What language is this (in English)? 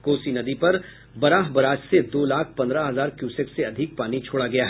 Hindi